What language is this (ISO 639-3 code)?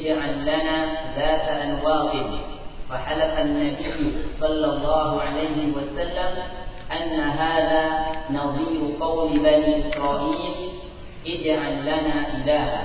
msa